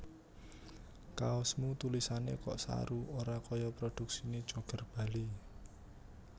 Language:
Javanese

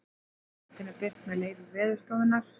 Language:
Icelandic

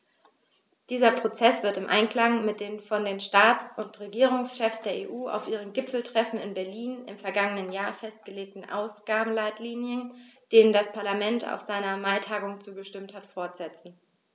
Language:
German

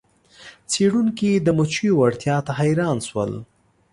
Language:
Pashto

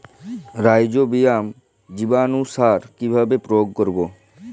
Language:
Bangla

